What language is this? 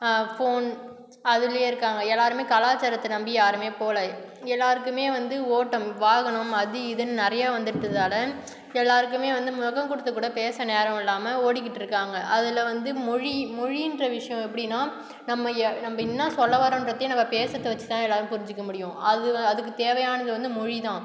Tamil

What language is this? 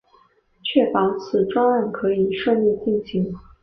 Chinese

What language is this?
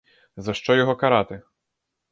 Ukrainian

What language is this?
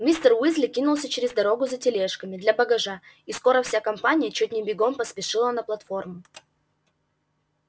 Russian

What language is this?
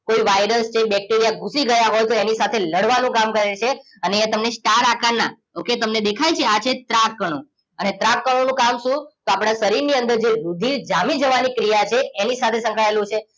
Gujarati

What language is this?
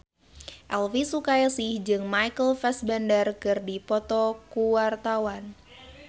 Sundanese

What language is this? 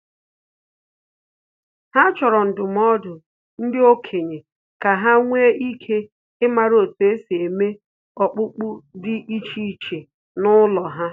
Igbo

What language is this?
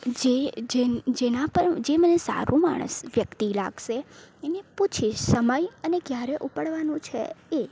Gujarati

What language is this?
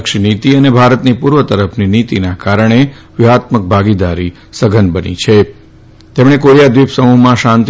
Gujarati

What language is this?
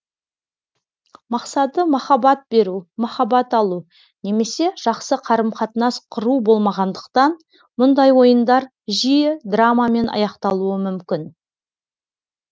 Kazakh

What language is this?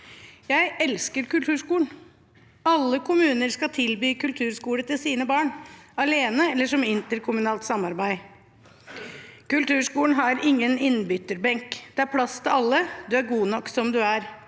Norwegian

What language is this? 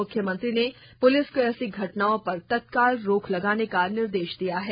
Hindi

